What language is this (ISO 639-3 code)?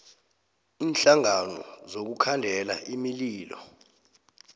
nbl